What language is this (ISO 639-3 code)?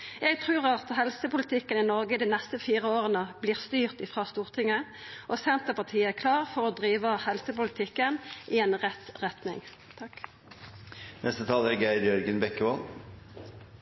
nno